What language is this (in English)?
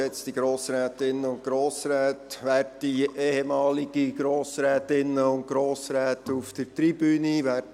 Swiss German